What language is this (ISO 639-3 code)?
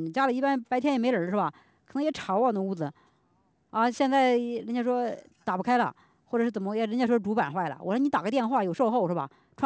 zho